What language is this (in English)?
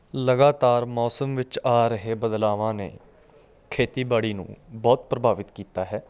Punjabi